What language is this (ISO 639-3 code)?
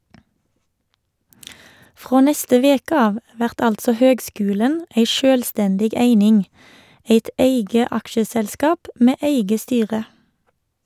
nor